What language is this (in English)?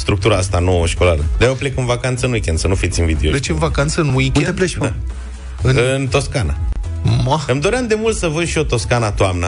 Romanian